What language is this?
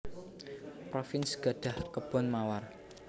Javanese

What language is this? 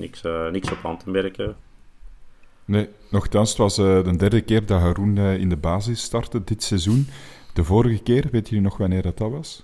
Dutch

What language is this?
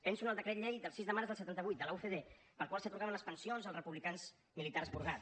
Catalan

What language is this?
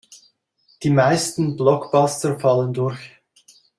German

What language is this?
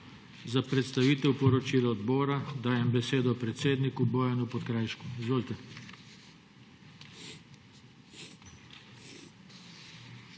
Slovenian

